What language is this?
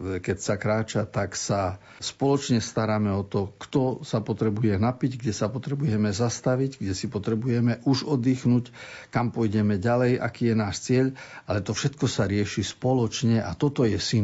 Slovak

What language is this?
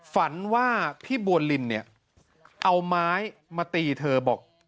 Thai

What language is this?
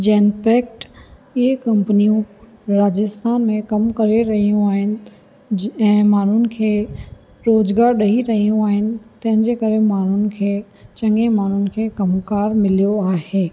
Sindhi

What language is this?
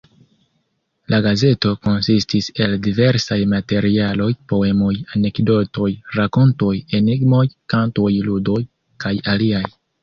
Esperanto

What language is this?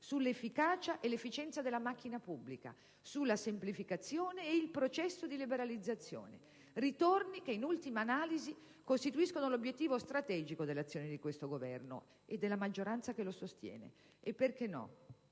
Italian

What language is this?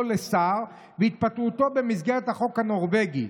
Hebrew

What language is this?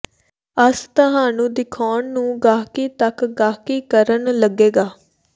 Punjabi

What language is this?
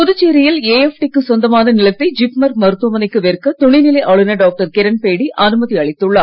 Tamil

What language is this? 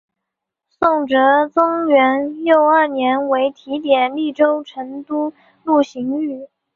Chinese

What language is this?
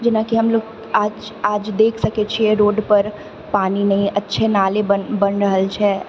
Maithili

